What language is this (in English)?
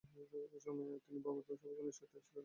Bangla